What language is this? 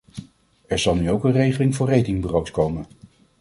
Dutch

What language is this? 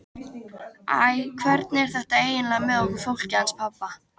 Icelandic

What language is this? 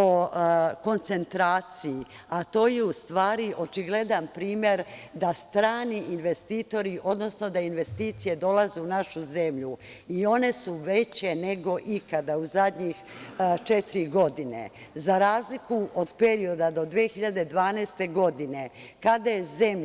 Serbian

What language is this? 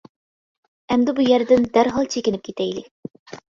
Uyghur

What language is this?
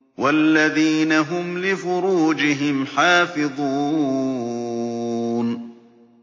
Arabic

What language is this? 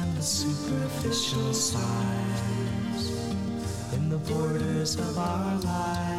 English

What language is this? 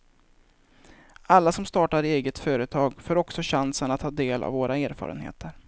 Swedish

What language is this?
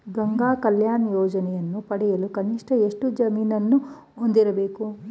Kannada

